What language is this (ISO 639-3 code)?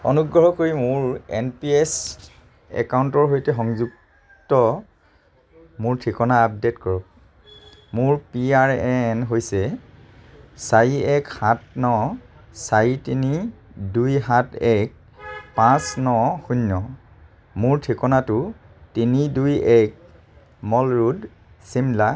asm